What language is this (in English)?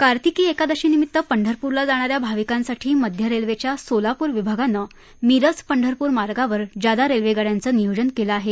Marathi